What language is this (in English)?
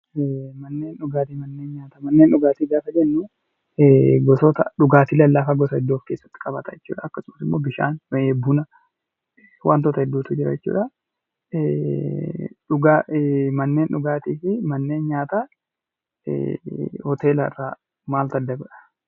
Oromo